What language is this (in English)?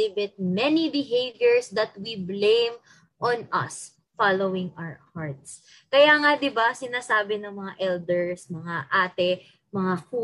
Filipino